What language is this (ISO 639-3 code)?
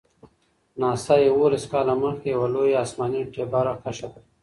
pus